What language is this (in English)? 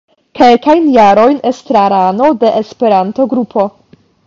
Esperanto